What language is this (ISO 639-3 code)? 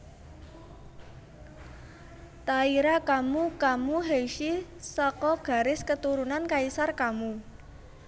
jav